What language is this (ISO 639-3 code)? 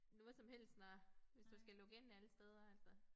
dan